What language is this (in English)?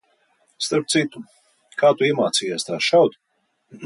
Latvian